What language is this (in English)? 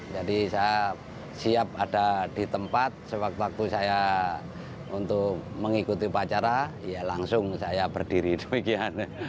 Indonesian